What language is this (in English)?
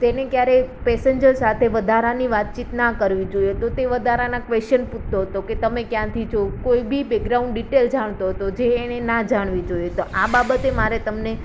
Gujarati